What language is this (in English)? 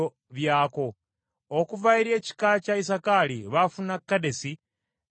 Ganda